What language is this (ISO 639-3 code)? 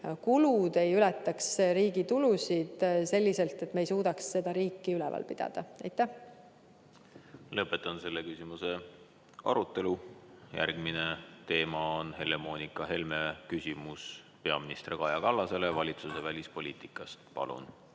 est